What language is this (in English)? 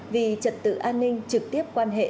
Vietnamese